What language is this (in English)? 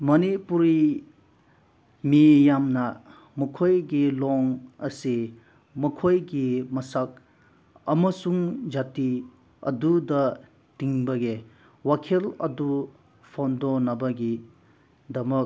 Manipuri